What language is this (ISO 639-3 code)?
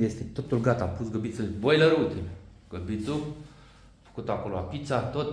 ron